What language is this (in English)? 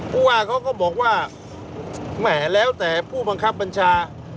Thai